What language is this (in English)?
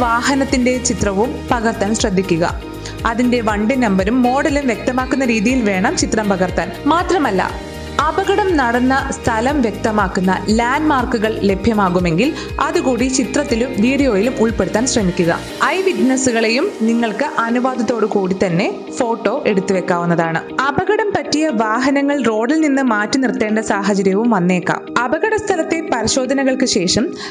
Malayalam